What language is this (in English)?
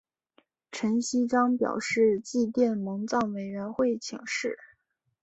Chinese